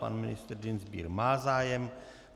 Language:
Czech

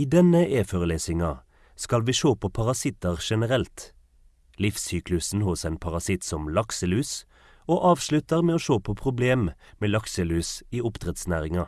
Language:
Norwegian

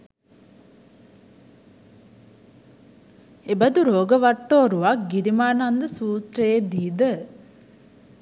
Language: Sinhala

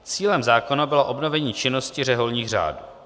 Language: Czech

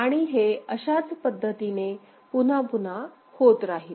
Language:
Marathi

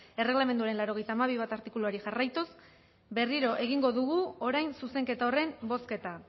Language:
Basque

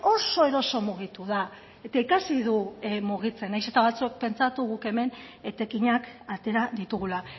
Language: Basque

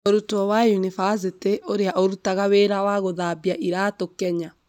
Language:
Kikuyu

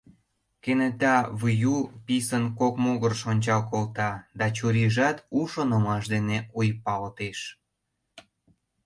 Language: Mari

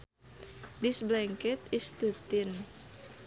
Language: Sundanese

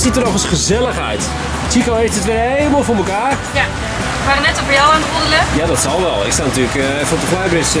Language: Dutch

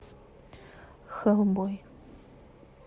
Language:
Russian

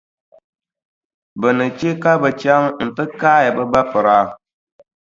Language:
Dagbani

